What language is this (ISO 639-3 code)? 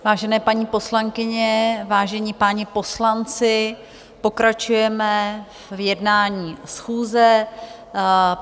ces